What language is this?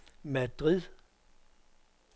Danish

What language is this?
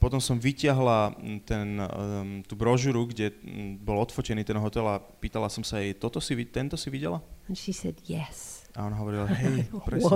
Slovak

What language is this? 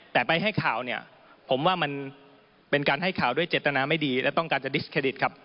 Thai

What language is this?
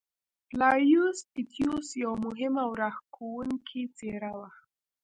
Pashto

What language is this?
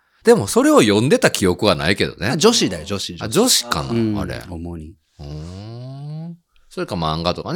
Japanese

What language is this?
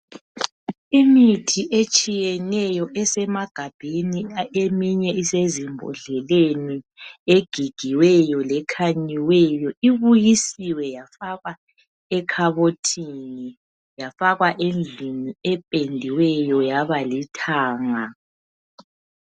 North Ndebele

